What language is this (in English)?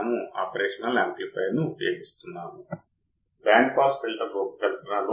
Telugu